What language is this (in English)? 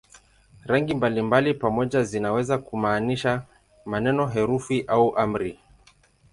Swahili